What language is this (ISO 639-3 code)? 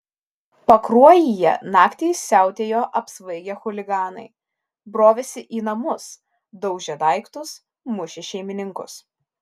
lit